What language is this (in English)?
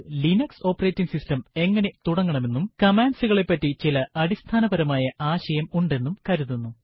Malayalam